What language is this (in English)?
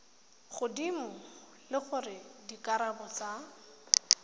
Tswana